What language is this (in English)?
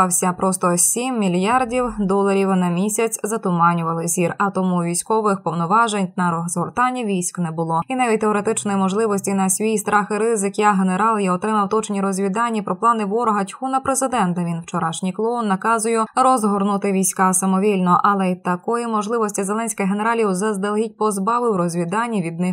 Ukrainian